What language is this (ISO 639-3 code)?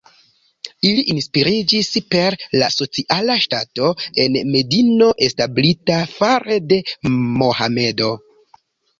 epo